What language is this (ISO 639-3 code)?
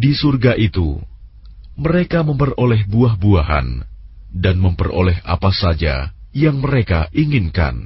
ind